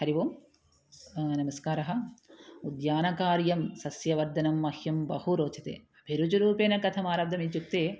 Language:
Sanskrit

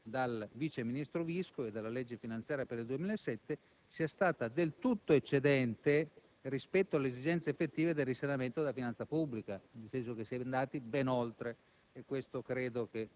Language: Italian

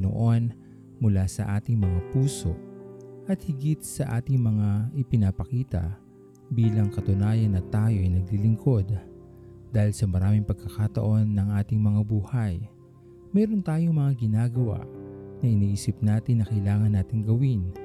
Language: Filipino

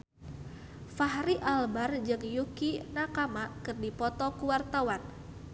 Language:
Sundanese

